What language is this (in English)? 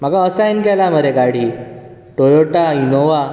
Konkani